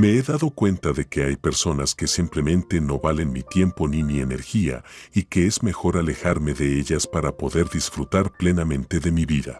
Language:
Spanish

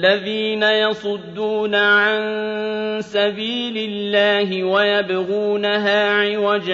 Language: Arabic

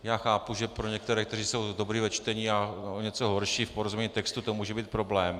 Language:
Czech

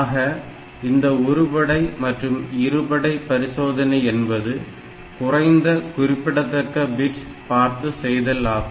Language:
Tamil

